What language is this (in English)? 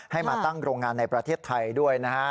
Thai